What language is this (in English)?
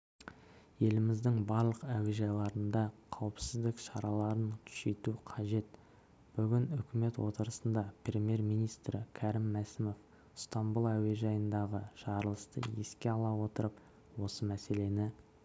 Kazakh